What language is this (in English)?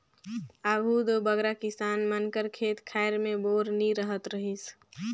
Chhattisgarhi